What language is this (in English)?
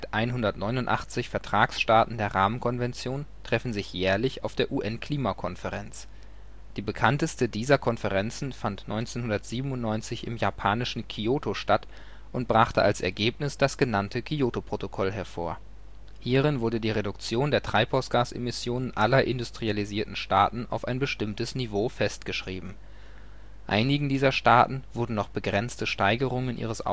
German